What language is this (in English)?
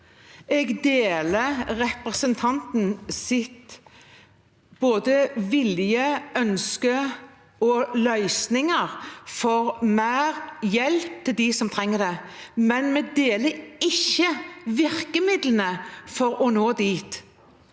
Norwegian